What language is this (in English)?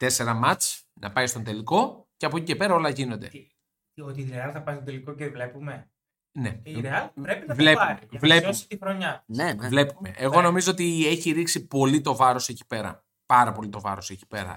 Greek